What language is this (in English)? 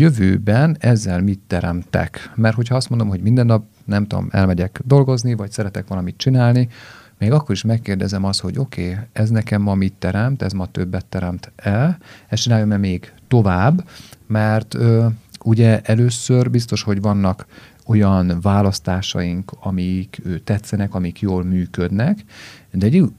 Hungarian